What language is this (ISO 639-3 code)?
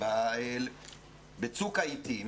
heb